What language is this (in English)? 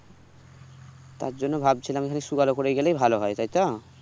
Bangla